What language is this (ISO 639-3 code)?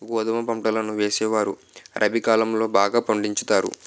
tel